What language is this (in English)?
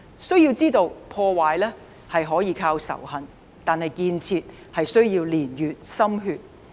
Cantonese